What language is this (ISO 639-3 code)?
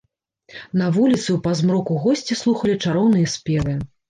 bel